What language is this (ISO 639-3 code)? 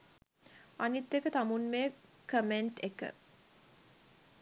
sin